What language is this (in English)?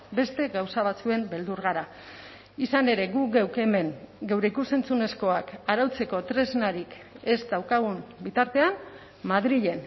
Basque